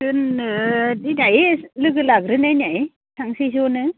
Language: Bodo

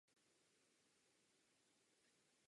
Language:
Czech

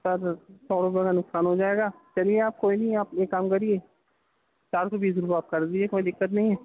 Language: Urdu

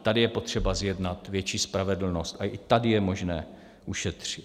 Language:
Czech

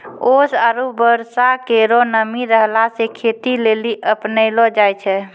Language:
Maithili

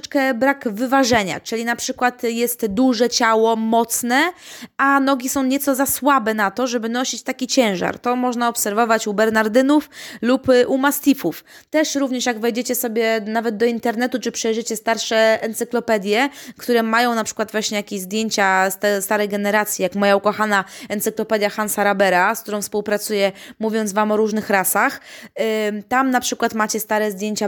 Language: Polish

